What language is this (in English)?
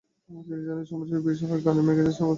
Bangla